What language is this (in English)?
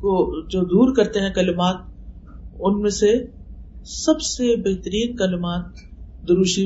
Urdu